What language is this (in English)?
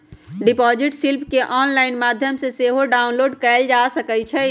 Magahi